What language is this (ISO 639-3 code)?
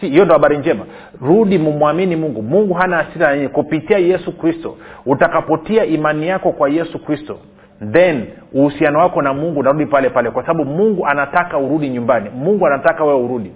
swa